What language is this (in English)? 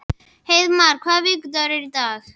Icelandic